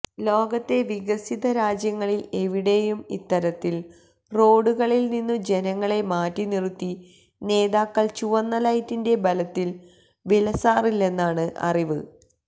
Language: Malayalam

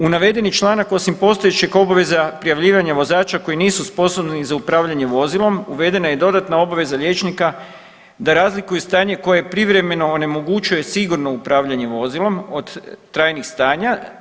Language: Croatian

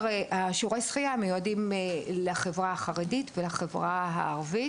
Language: Hebrew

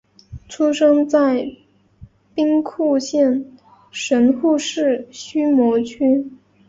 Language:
Chinese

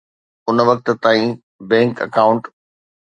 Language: Sindhi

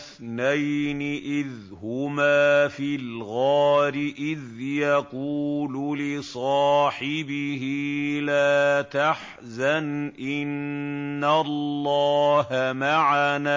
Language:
Arabic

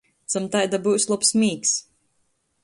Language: Latgalian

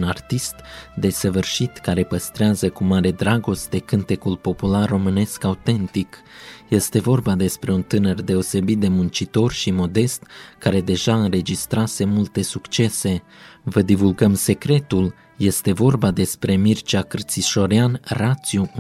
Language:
Romanian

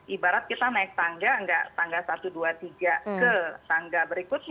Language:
Indonesian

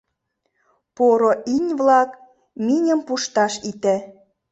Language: Mari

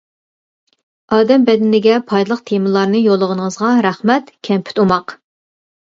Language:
Uyghur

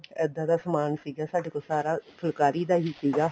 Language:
Punjabi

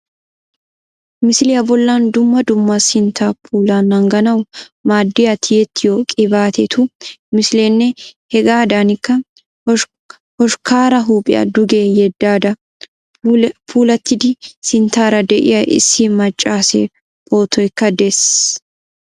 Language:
Wolaytta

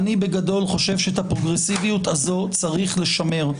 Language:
Hebrew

